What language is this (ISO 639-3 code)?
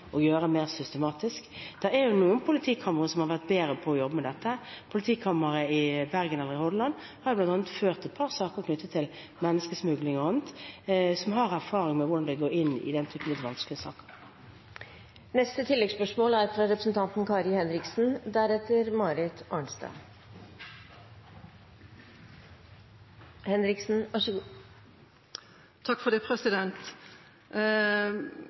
nob